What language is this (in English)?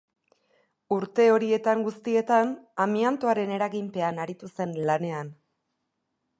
Basque